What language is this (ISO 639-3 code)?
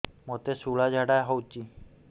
ori